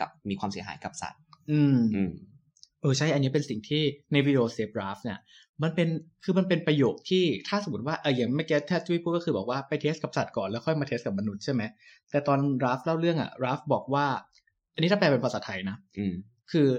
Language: Thai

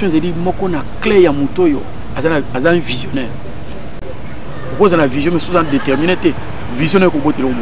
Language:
French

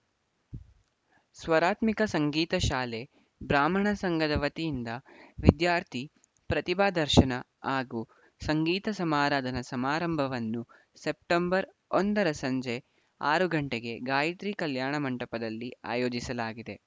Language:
Kannada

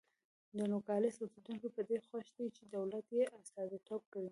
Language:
Pashto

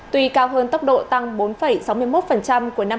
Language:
Vietnamese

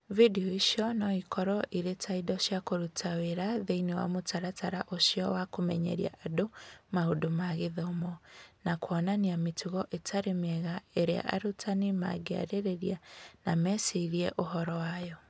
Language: Kikuyu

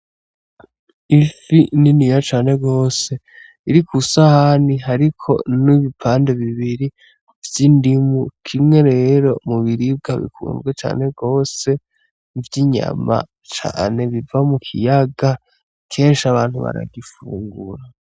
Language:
Rundi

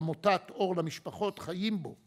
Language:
Hebrew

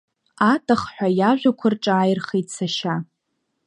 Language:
Abkhazian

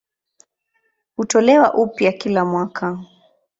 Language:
Swahili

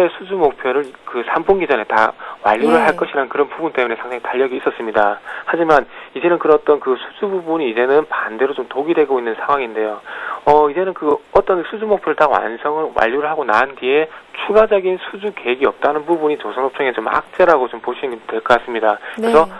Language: Korean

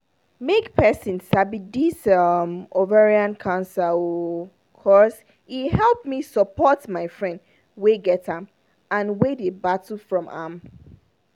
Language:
Nigerian Pidgin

